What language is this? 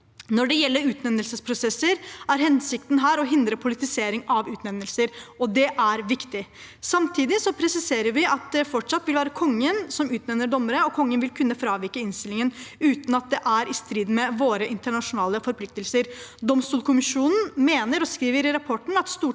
Norwegian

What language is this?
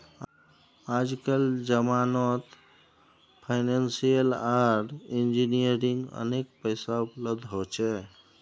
Magahi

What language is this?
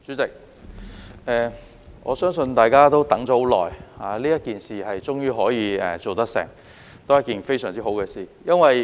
Cantonese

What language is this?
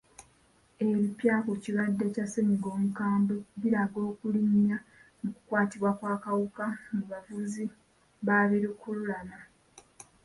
Ganda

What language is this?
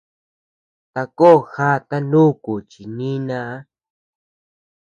Tepeuxila Cuicatec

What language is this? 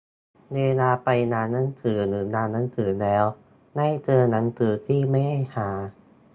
Thai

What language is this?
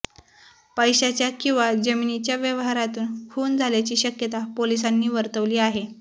Marathi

